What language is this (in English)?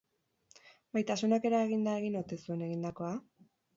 Basque